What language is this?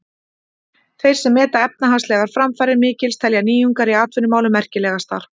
Icelandic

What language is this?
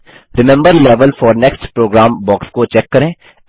Hindi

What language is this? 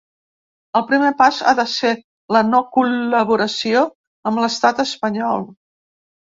Catalan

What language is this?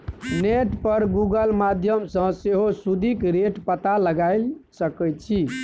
Maithili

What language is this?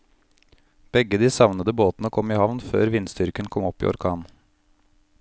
Norwegian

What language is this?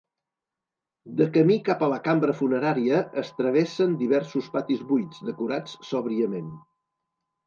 Catalan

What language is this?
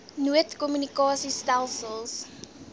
Afrikaans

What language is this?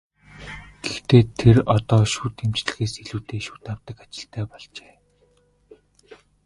Mongolian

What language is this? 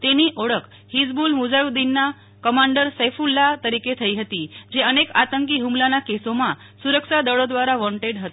Gujarati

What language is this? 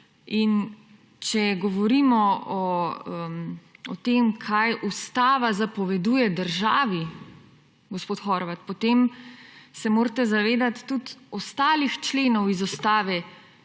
Slovenian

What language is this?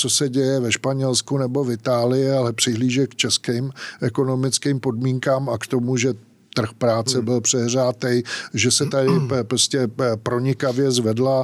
Czech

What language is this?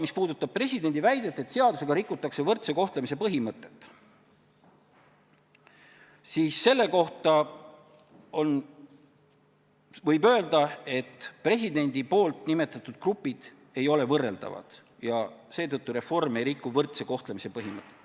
Estonian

